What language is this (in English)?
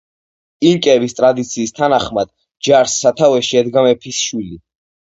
Georgian